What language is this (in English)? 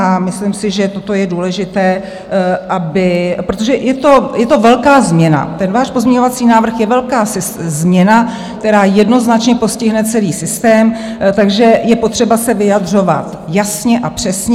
Czech